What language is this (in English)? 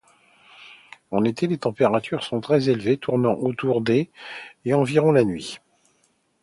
French